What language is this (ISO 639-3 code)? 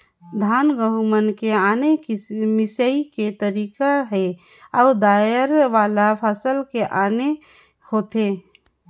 hne